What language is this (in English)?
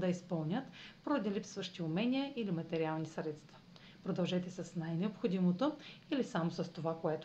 Bulgarian